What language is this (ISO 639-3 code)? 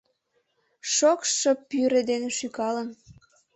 chm